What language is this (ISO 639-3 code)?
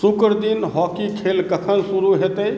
mai